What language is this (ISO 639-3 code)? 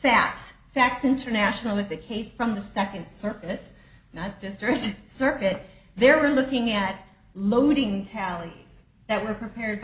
eng